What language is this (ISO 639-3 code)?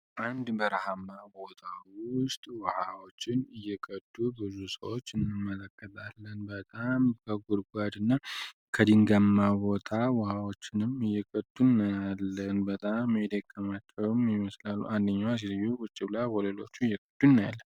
amh